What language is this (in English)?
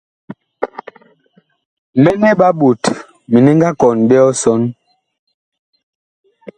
Bakoko